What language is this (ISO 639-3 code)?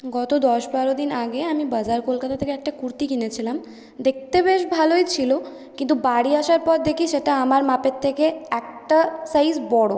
ben